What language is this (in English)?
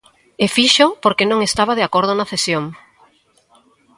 Galician